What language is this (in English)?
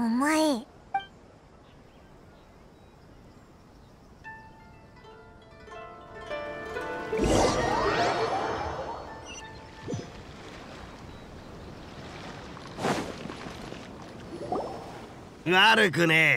Japanese